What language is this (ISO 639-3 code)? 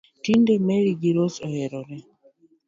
luo